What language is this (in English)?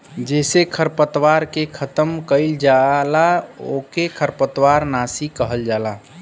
Bhojpuri